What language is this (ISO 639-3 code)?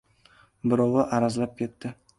uzb